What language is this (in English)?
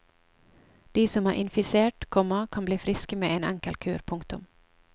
Norwegian